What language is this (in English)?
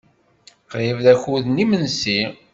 Kabyle